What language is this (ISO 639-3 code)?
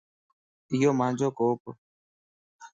lss